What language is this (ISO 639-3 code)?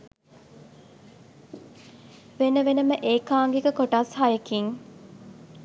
sin